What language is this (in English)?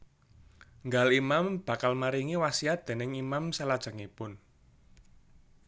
Javanese